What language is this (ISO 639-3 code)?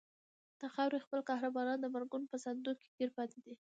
pus